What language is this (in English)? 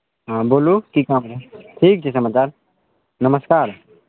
Maithili